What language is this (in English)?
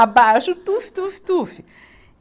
Portuguese